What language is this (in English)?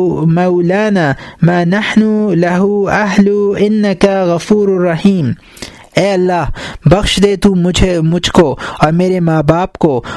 Urdu